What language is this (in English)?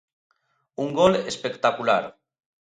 Galician